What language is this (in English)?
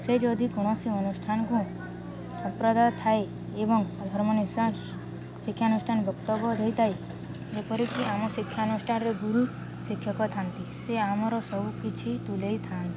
Odia